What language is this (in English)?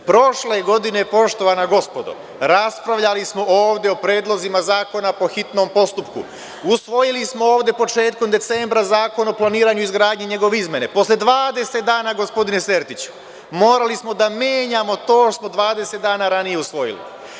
Serbian